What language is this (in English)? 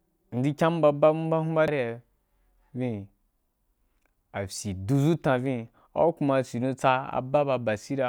Wapan